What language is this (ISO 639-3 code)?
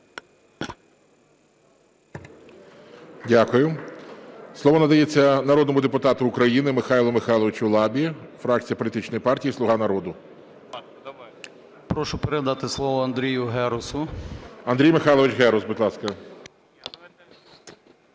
ukr